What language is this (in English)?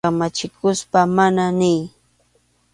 Arequipa-La Unión Quechua